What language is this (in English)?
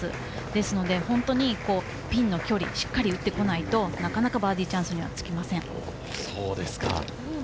Japanese